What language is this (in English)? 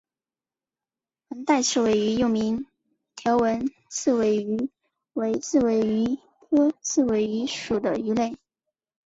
Chinese